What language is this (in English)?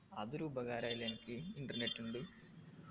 Malayalam